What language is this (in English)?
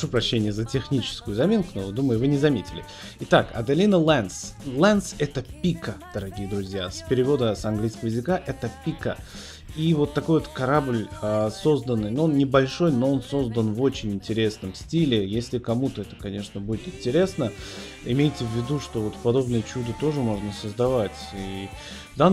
Russian